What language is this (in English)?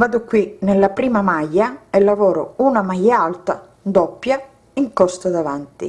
Italian